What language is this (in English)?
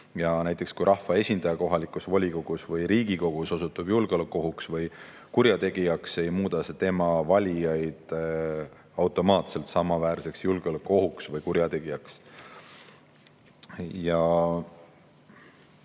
Estonian